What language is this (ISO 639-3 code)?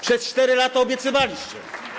pol